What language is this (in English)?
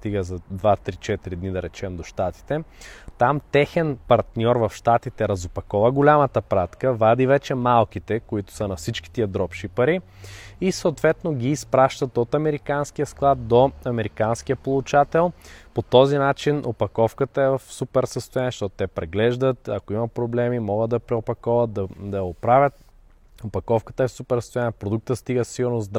Bulgarian